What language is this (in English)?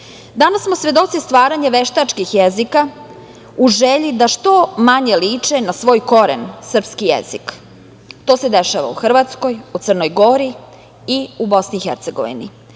Serbian